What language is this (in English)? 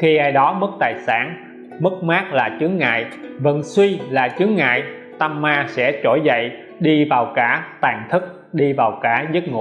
Vietnamese